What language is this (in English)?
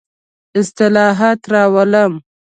Pashto